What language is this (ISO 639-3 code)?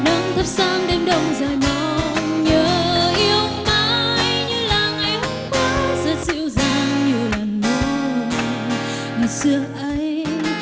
vie